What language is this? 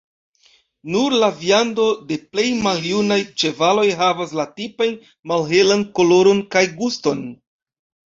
Esperanto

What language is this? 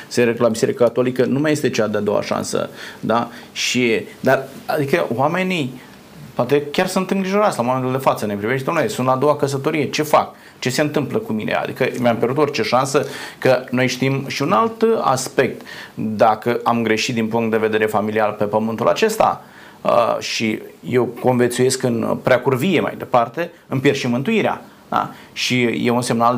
Romanian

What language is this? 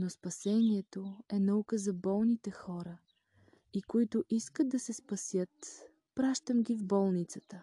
Bulgarian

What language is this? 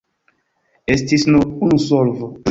Esperanto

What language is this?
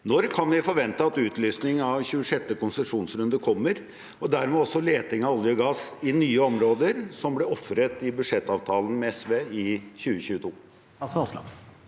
Norwegian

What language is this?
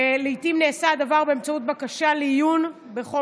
Hebrew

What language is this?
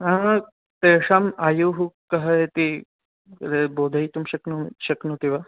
Sanskrit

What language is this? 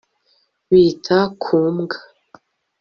Kinyarwanda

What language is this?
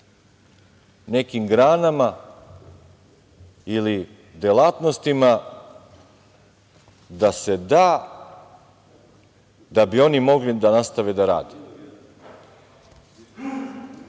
Serbian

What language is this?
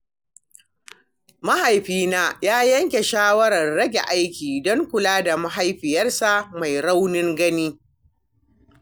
Hausa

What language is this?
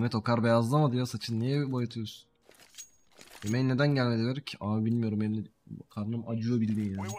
Turkish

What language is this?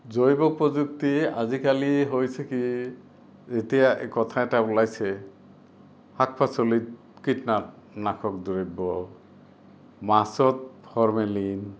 Assamese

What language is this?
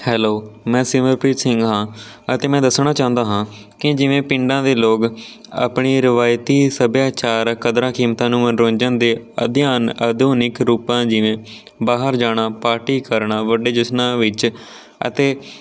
Punjabi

